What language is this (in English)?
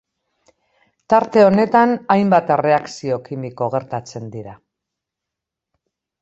Basque